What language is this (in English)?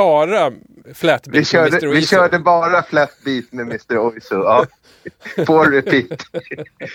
Swedish